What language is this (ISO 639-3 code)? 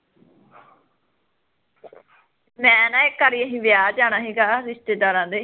pan